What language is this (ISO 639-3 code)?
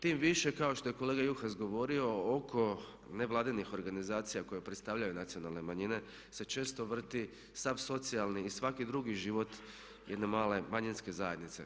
hrv